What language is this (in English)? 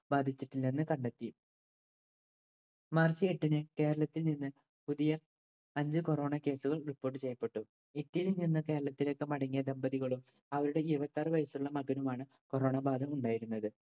Malayalam